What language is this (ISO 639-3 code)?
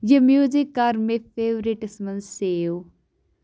kas